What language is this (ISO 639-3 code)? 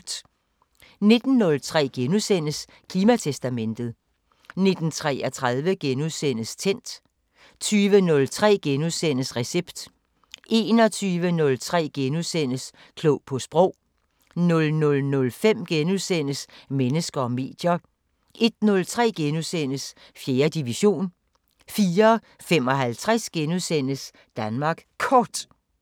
dan